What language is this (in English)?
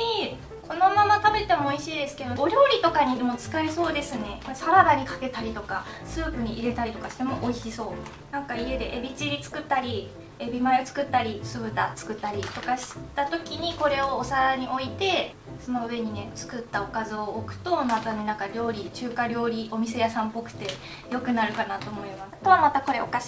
Japanese